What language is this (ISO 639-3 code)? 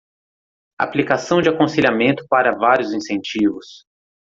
por